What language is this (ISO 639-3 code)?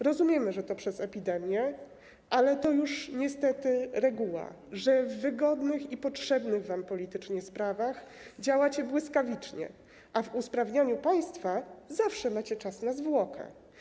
pol